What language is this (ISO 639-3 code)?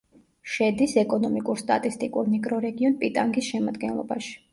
kat